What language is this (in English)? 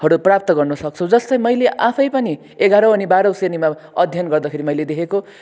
Nepali